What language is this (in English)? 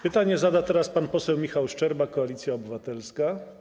Polish